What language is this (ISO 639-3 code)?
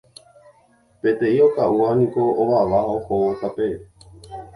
grn